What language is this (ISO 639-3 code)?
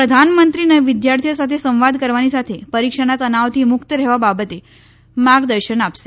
guj